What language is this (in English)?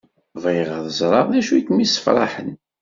Kabyle